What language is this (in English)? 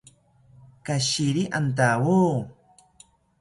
South Ucayali Ashéninka